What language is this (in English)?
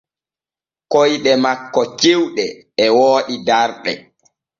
Borgu Fulfulde